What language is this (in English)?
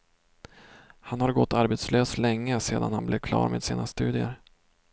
Swedish